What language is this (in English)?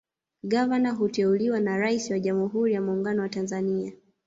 Swahili